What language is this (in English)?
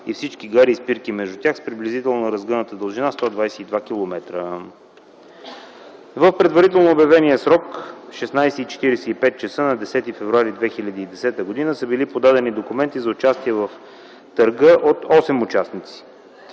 Bulgarian